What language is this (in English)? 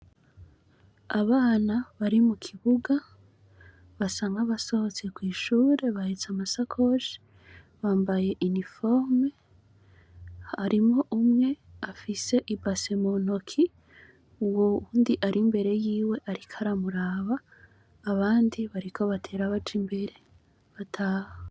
Rundi